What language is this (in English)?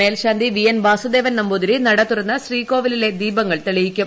Malayalam